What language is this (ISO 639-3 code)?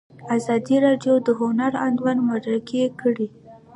pus